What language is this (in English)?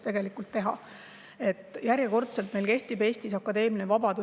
Estonian